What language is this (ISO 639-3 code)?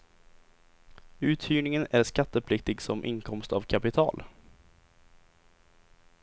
swe